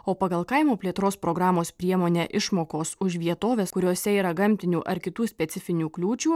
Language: Lithuanian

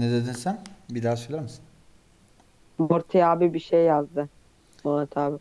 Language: Turkish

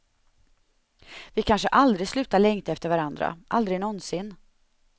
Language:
Swedish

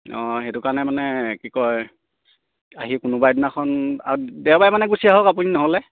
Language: Assamese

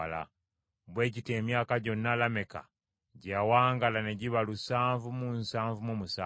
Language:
Ganda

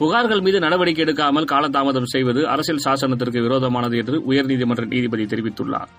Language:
Tamil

